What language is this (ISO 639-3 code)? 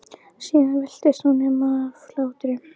isl